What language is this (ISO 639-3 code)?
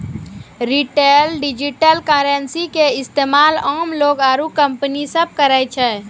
mai